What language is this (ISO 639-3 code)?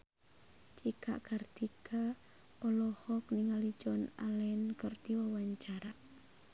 sun